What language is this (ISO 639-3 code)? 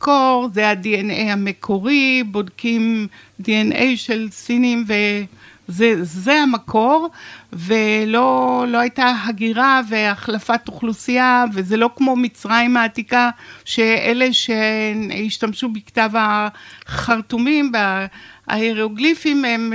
heb